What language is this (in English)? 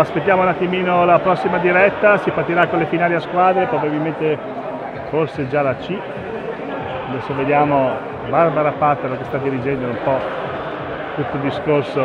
Italian